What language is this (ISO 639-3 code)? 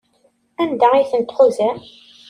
kab